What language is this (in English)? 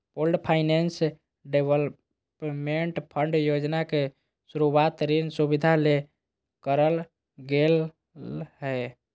Magahi